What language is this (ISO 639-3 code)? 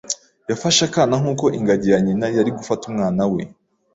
kin